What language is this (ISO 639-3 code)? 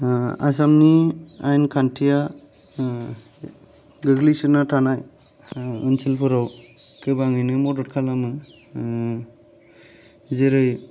brx